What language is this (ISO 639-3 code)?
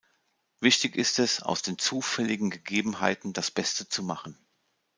deu